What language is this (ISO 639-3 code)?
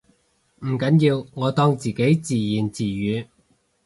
yue